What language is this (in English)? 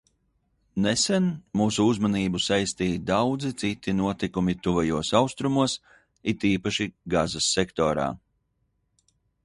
Latvian